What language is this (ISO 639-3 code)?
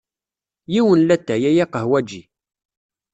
kab